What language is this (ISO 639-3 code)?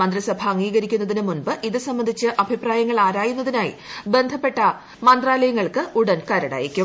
mal